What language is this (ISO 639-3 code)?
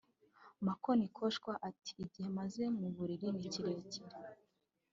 kin